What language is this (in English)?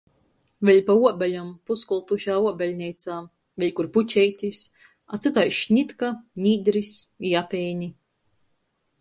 Latgalian